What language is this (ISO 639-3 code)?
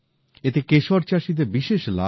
ben